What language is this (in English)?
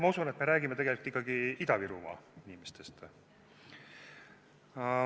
Estonian